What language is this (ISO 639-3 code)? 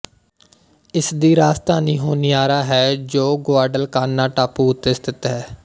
pan